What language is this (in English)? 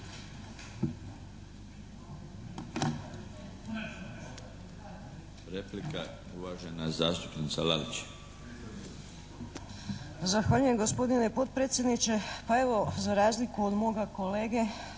Croatian